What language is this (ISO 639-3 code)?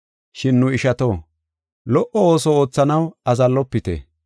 gof